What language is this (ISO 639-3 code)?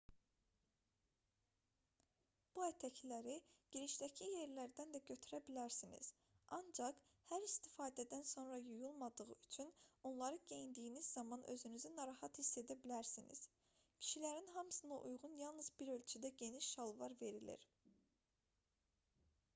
aze